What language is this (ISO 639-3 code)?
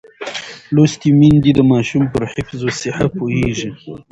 pus